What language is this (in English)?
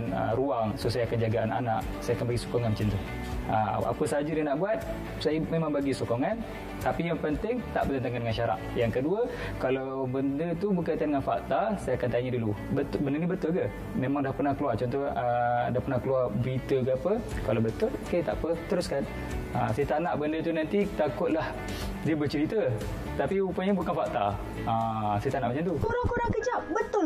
Malay